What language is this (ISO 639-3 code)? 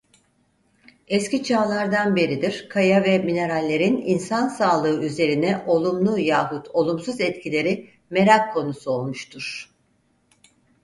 tur